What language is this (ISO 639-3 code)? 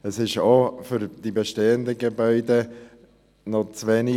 gsw